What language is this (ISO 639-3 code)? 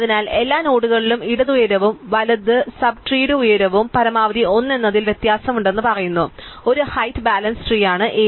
mal